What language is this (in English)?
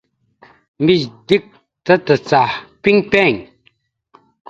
Mada (Cameroon)